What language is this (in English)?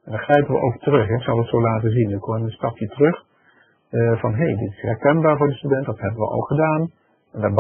Dutch